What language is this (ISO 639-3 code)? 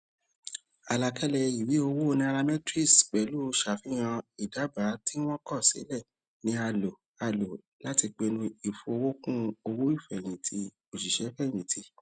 yor